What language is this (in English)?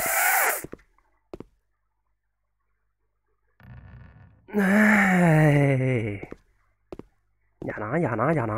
Thai